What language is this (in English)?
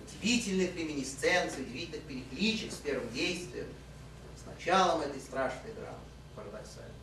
Russian